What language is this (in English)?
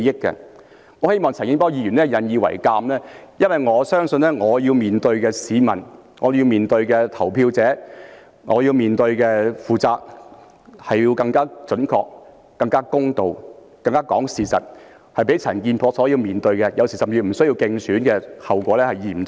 Cantonese